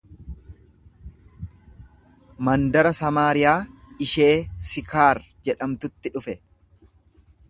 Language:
Oromo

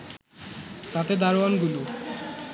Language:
Bangla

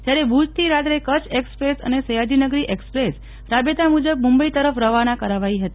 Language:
Gujarati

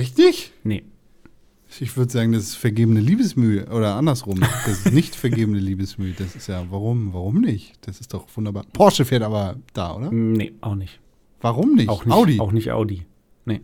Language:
German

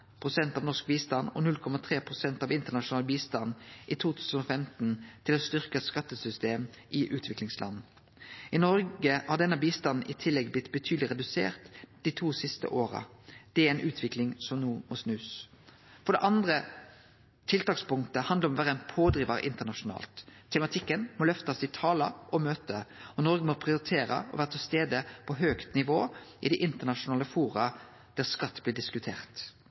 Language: Norwegian Nynorsk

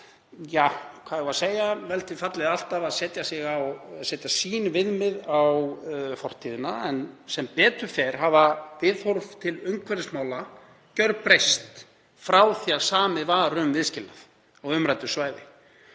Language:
Icelandic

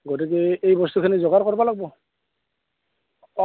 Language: Assamese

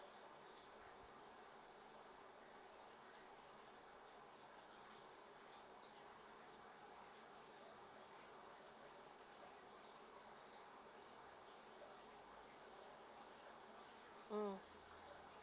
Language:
English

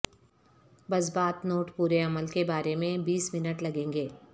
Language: Urdu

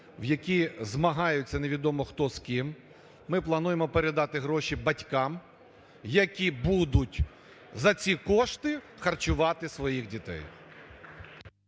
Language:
Ukrainian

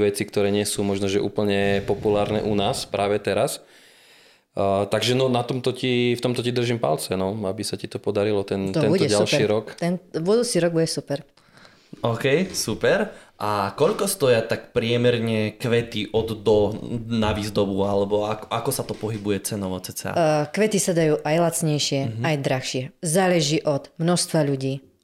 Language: Slovak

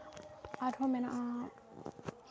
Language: Santali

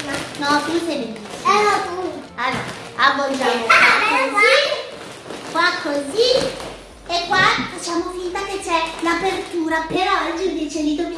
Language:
Italian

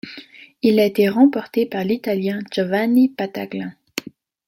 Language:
French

